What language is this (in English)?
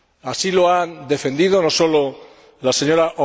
Spanish